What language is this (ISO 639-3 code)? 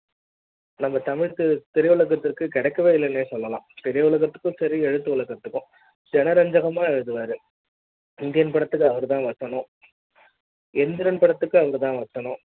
tam